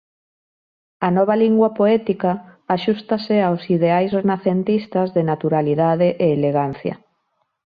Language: Galician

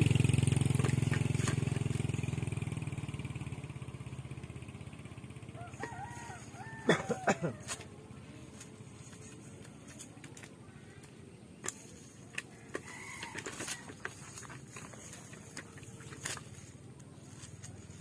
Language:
Vietnamese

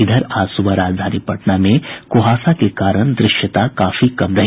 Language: Hindi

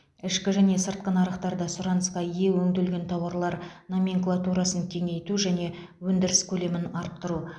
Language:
Kazakh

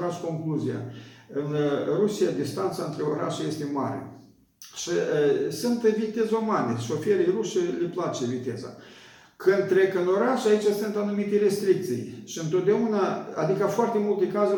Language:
Romanian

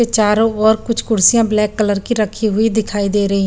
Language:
Hindi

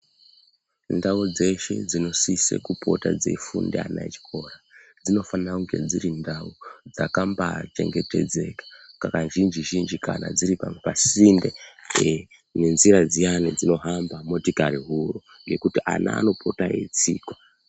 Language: Ndau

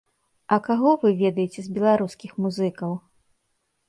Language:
Belarusian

